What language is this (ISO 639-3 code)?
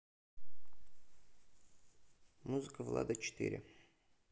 rus